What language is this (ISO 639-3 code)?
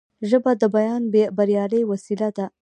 pus